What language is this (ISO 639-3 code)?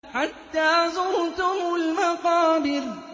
ara